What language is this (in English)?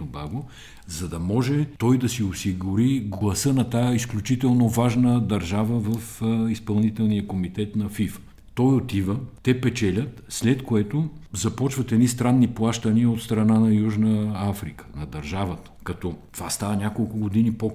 Bulgarian